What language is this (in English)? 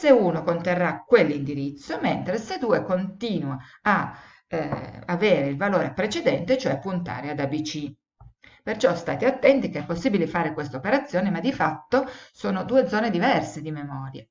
Italian